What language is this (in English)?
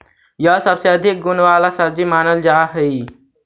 Magahi